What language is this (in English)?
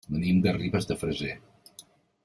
Catalan